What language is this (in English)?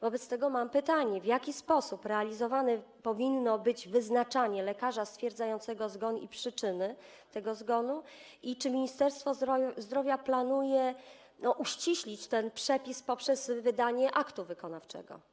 Polish